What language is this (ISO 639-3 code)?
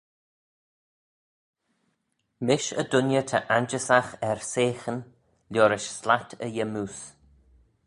glv